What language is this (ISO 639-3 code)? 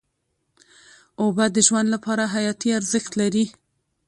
pus